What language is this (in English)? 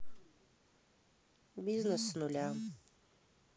Russian